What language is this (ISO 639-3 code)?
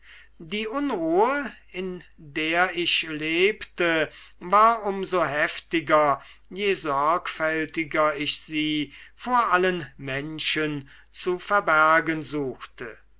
deu